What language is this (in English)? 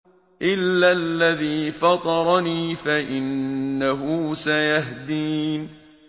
Arabic